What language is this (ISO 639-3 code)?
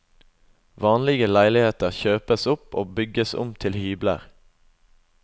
nor